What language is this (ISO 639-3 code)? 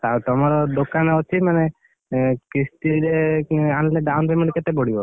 ori